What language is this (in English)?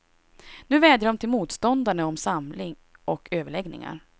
Swedish